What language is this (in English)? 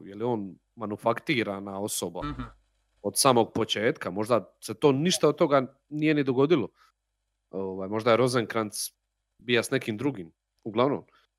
Croatian